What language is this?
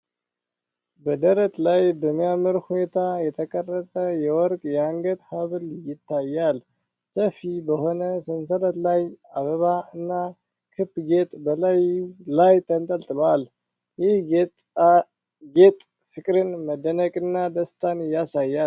Amharic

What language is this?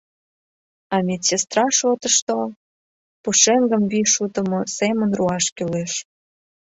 Mari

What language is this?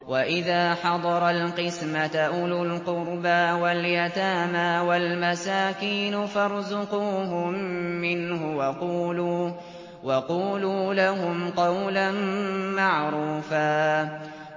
Arabic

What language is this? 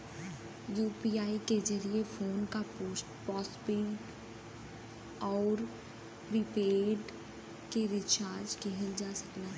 Bhojpuri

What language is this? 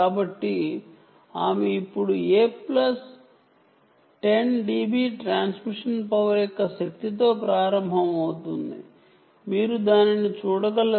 Telugu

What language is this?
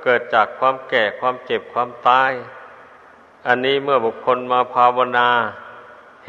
Thai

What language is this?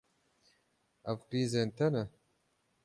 Kurdish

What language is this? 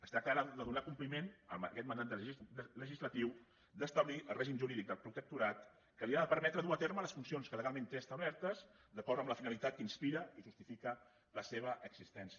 Catalan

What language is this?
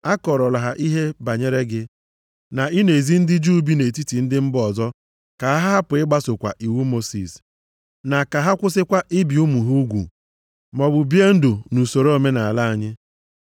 Igbo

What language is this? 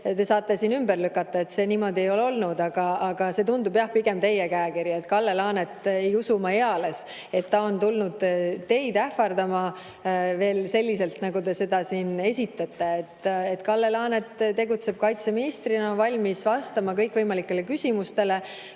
Estonian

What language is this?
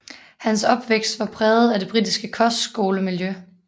Danish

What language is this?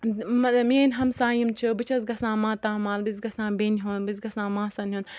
Kashmiri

